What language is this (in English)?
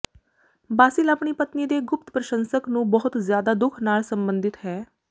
Punjabi